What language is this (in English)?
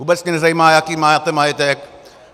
Czech